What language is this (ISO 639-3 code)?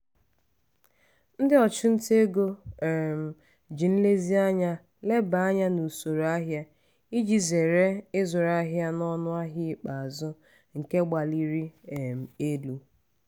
ibo